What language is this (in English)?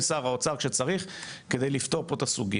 Hebrew